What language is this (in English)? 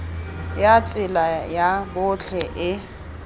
Tswana